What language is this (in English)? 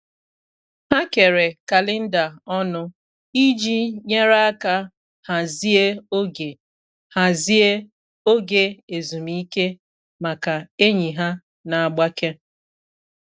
Igbo